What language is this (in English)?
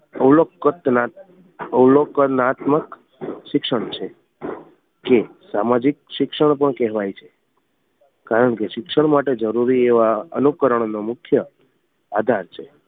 Gujarati